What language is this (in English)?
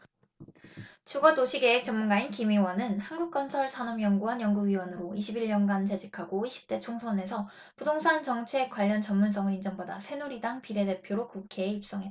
Korean